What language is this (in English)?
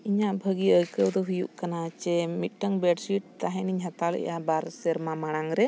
Santali